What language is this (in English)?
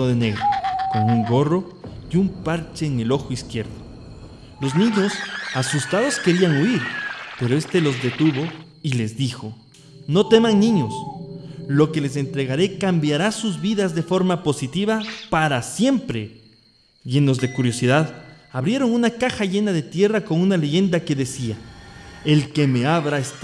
Spanish